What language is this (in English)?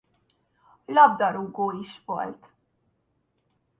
Hungarian